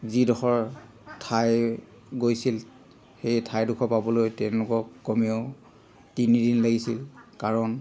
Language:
Assamese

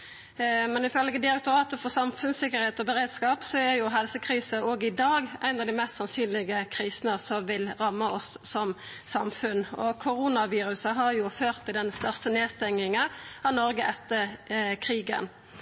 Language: Norwegian Nynorsk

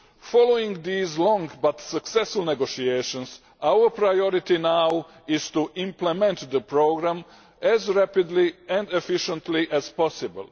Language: English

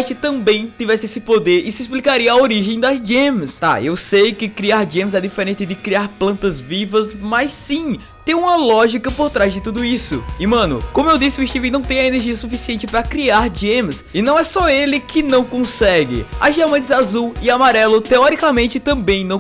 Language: Portuguese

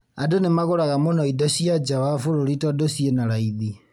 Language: Kikuyu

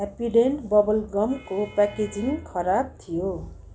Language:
Nepali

